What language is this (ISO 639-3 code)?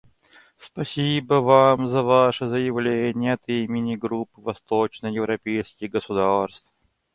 rus